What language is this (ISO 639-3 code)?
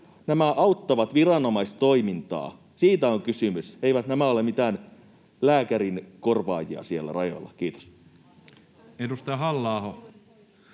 fin